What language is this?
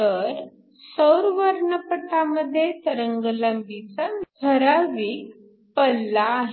Marathi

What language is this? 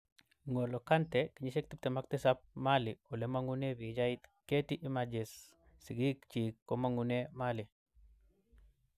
Kalenjin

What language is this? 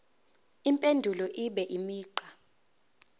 Zulu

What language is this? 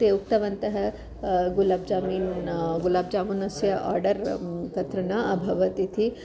Sanskrit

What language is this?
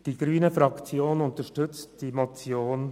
Swiss German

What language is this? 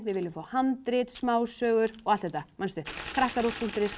Icelandic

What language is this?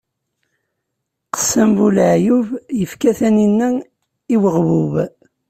Kabyle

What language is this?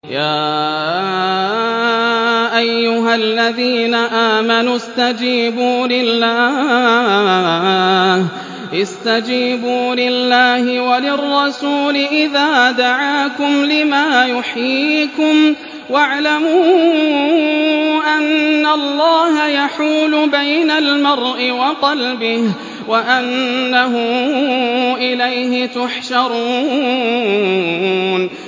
Arabic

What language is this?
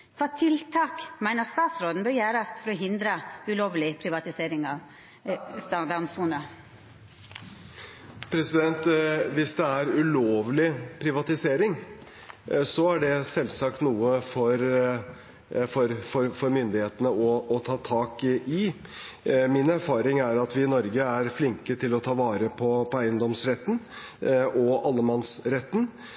Norwegian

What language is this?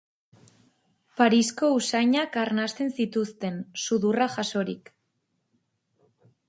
Basque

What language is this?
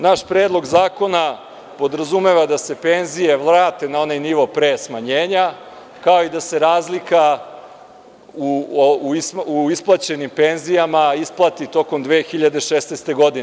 Serbian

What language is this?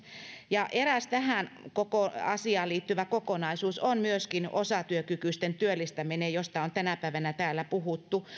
Finnish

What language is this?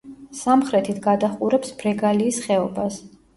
Georgian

